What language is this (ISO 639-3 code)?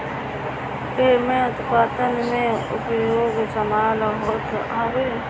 bho